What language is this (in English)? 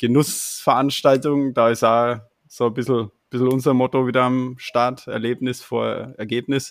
German